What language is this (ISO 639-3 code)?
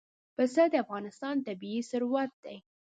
pus